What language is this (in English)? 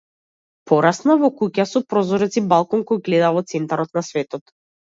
Macedonian